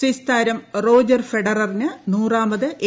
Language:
Malayalam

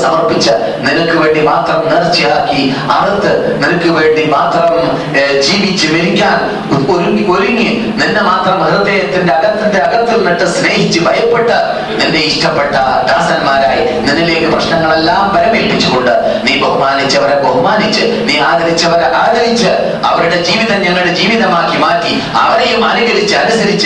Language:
Malayalam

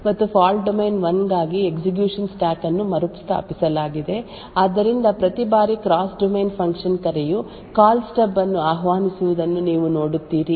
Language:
Kannada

